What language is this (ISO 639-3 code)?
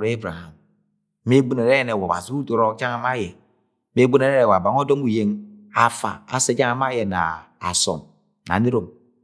yay